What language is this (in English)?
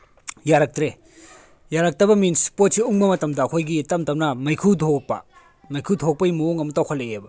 Manipuri